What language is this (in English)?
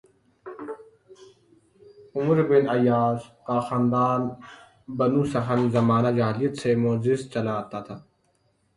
Urdu